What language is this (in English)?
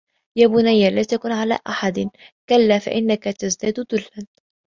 Arabic